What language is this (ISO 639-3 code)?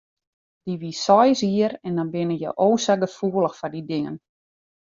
fry